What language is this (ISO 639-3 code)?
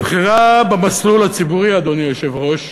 heb